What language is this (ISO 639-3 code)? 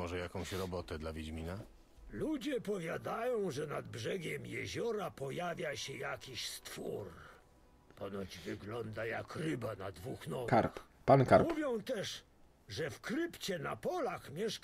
pol